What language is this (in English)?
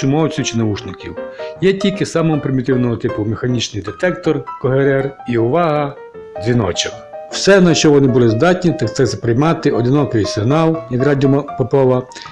Ukrainian